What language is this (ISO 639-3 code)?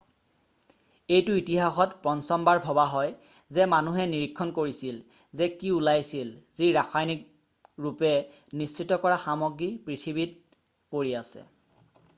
asm